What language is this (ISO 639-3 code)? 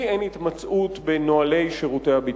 heb